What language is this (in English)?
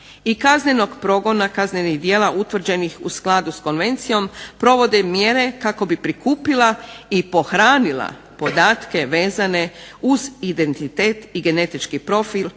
Croatian